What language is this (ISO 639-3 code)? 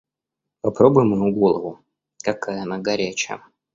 rus